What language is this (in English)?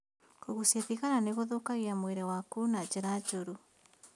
Kikuyu